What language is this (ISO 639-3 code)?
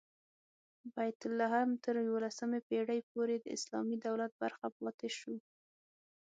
pus